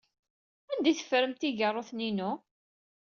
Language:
Kabyle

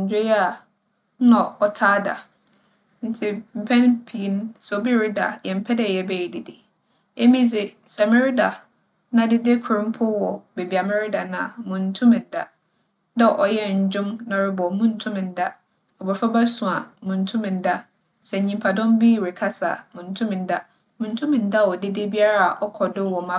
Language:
Akan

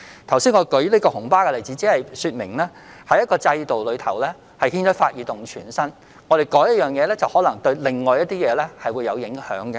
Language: Cantonese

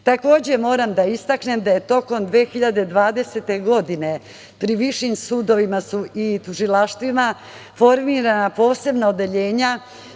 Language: Serbian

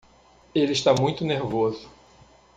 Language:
Portuguese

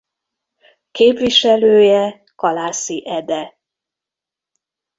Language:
Hungarian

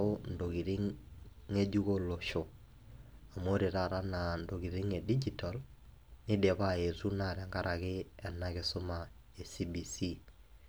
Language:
Masai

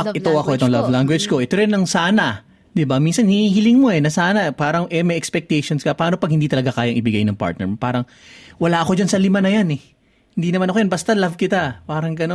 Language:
Filipino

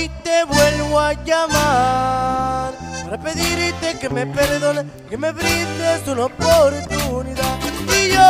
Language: Spanish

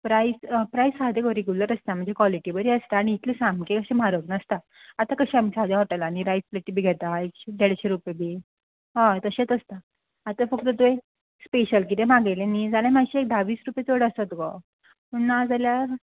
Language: Konkani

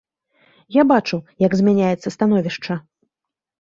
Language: Belarusian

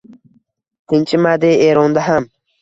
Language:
Uzbek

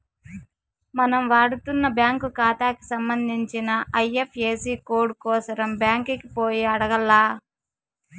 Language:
Telugu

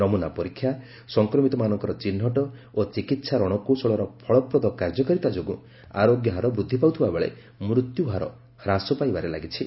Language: Odia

